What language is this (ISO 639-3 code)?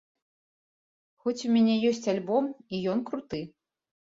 bel